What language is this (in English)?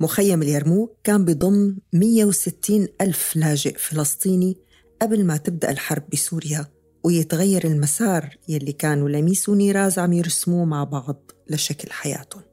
Arabic